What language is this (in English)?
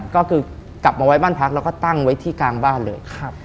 Thai